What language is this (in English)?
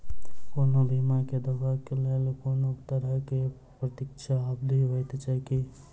Maithili